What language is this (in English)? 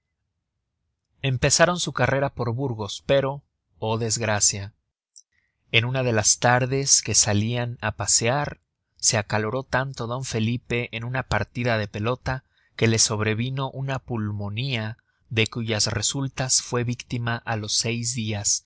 Spanish